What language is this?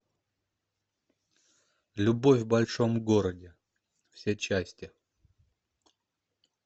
Russian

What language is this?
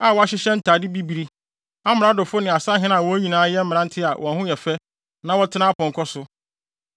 Akan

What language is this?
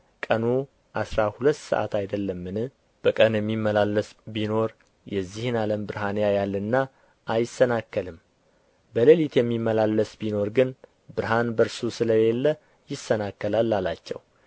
Amharic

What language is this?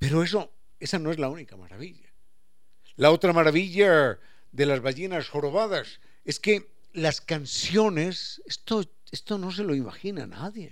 Spanish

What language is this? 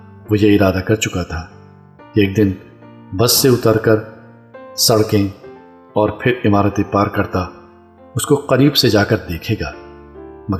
Urdu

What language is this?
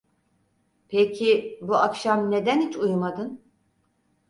Turkish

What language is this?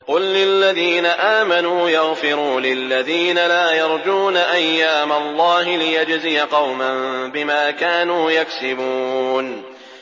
Arabic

